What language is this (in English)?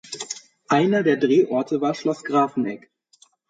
German